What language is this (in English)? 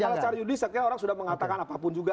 Indonesian